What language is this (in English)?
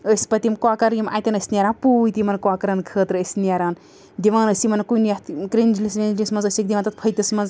Kashmiri